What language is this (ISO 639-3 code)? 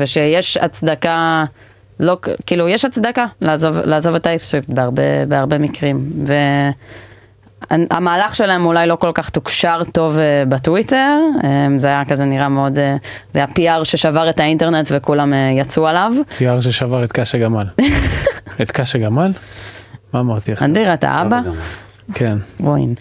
heb